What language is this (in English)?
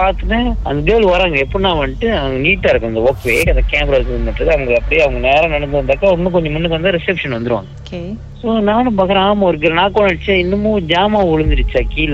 Tamil